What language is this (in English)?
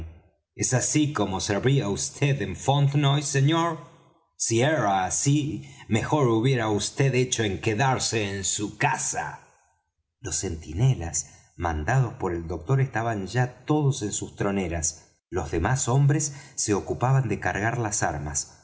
Spanish